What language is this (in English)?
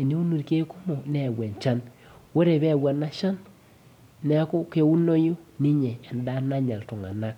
Masai